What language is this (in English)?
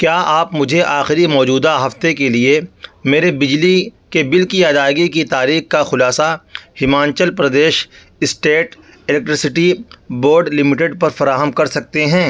Urdu